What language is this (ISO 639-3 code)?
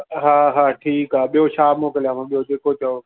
snd